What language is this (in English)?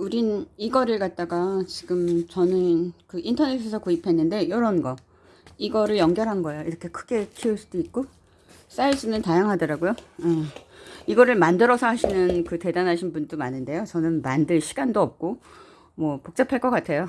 Korean